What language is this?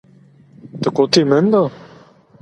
Zaza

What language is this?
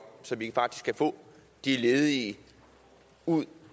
Danish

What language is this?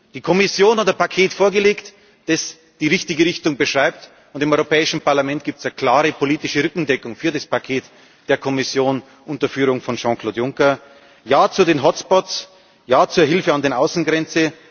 German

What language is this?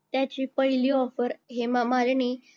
Marathi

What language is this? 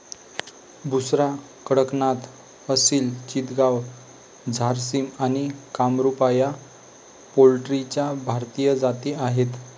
Marathi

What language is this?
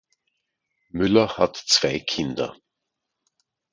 German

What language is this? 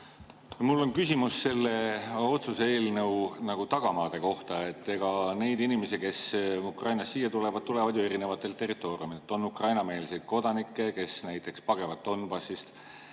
Estonian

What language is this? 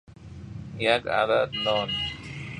Persian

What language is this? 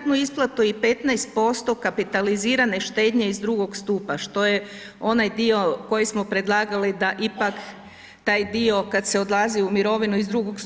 Croatian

